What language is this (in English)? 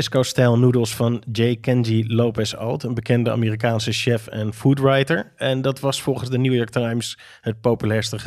Dutch